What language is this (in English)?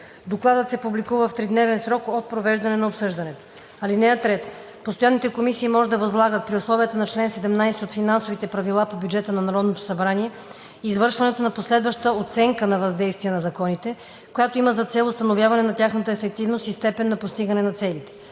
Bulgarian